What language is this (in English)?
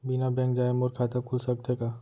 Chhattisgarhi